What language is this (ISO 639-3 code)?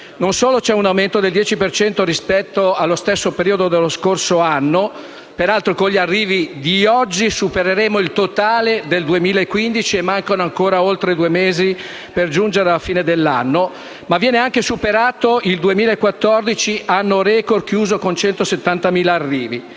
ita